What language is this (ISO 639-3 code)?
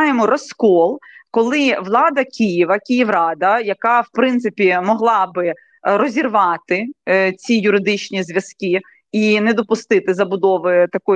ukr